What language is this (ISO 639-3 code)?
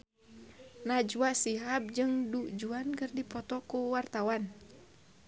sun